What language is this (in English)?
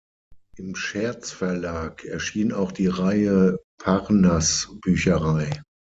German